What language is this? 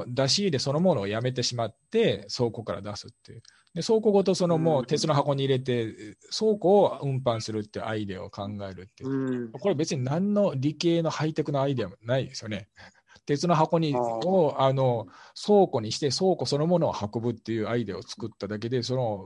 Japanese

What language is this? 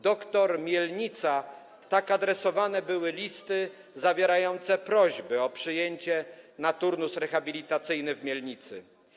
Polish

